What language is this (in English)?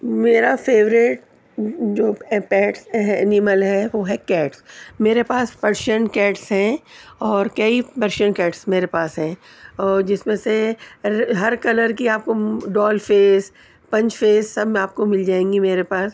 Urdu